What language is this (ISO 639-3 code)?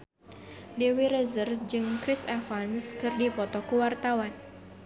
sun